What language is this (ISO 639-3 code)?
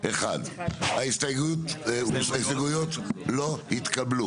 heb